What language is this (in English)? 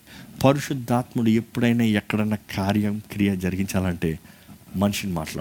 Telugu